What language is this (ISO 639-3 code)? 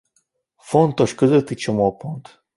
hun